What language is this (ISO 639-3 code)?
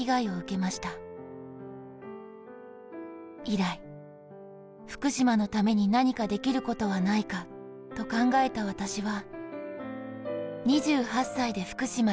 jpn